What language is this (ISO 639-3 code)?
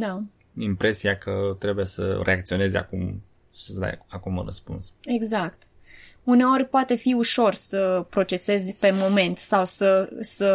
ron